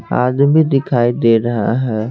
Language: Hindi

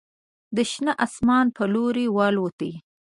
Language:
Pashto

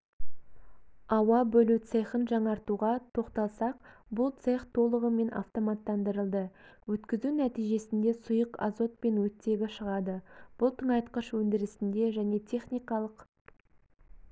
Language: Kazakh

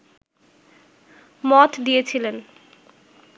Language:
Bangla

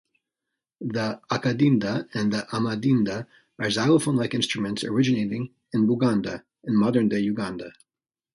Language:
English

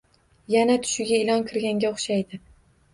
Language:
Uzbek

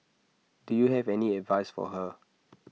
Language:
English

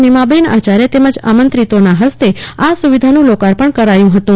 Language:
Gujarati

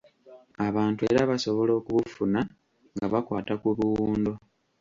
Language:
Ganda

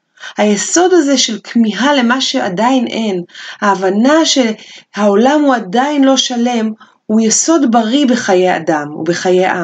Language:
Hebrew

